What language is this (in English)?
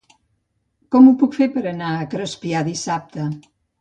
Catalan